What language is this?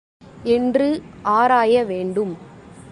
Tamil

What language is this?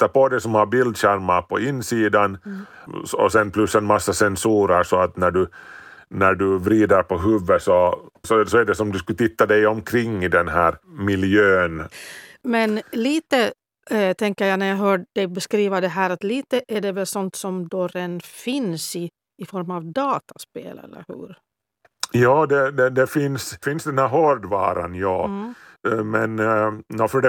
Swedish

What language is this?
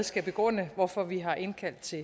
Danish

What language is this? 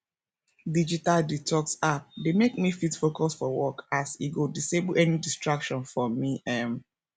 Nigerian Pidgin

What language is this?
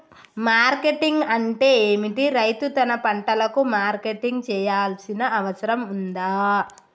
Telugu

